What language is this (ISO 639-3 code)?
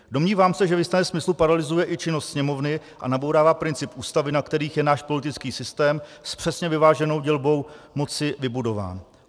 ces